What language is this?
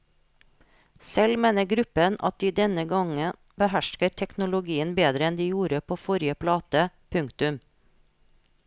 Norwegian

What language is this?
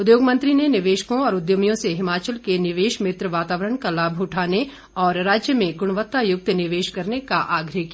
Hindi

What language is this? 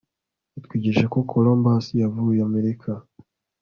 Kinyarwanda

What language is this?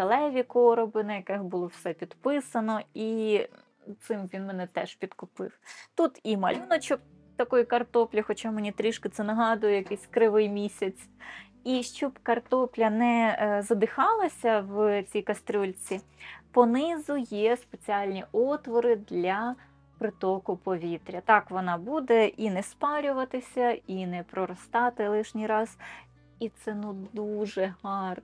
Ukrainian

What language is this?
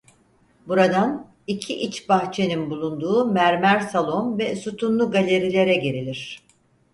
Turkish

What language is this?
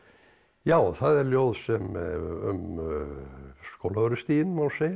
Icelandic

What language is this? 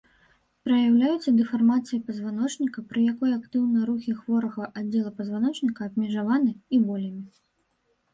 Belarusian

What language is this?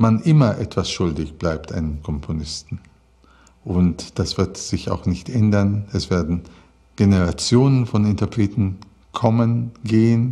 German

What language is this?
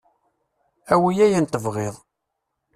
Kabyle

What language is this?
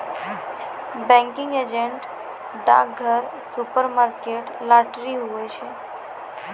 Maithili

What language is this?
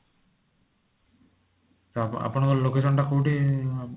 Odia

